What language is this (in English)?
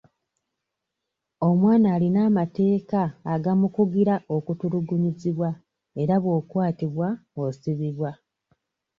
Ganda